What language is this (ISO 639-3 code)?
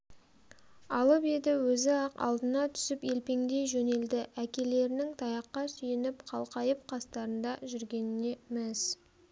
kaz